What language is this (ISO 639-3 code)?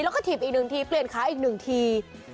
tha